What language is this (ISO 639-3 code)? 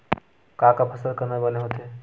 hne